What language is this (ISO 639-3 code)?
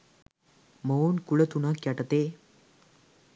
sin